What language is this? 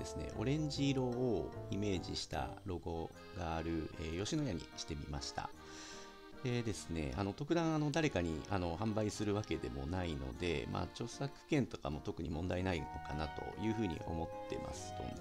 Japanese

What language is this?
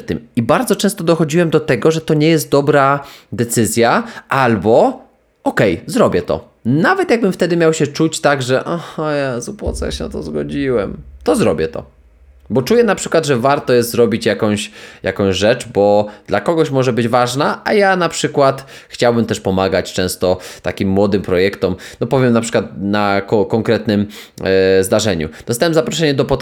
Polish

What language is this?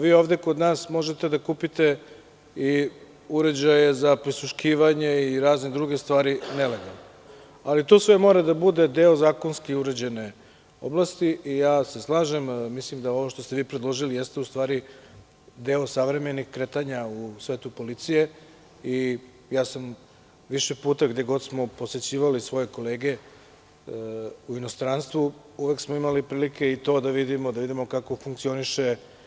Serbian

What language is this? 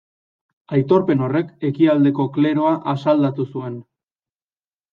Basque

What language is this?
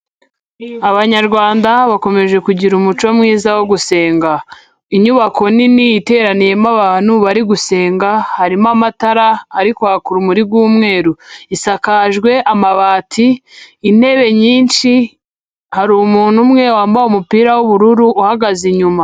Kinyarwanda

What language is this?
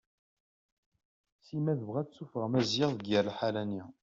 Kabyle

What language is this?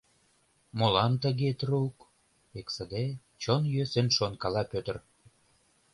Mari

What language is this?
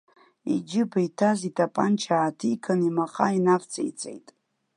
Abkhazian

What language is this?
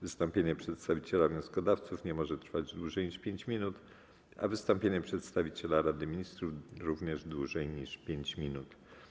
Polish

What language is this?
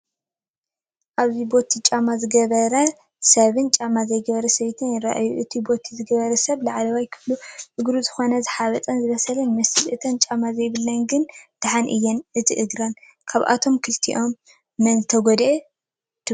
Tigrinya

